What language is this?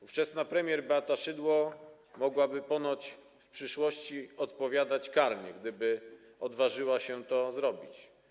Polish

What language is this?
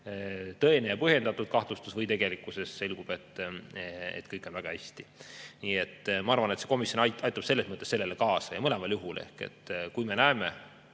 Estonian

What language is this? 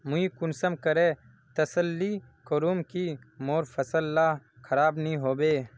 Magahi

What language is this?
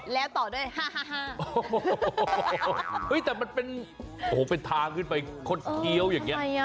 Thai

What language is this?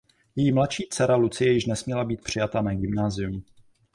Czech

